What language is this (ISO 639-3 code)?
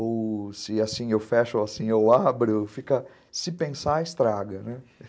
por